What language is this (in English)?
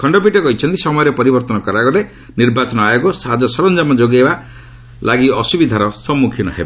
Odia